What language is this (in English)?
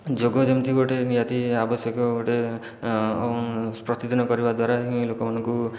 Odia